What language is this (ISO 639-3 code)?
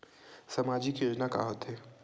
hne